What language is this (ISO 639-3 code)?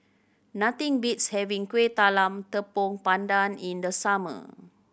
eng